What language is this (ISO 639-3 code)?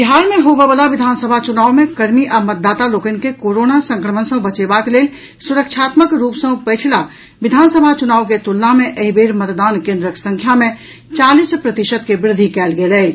mai